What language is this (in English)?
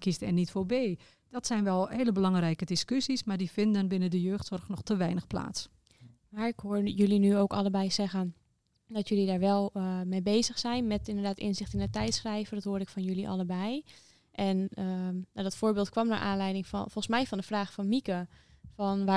Dutch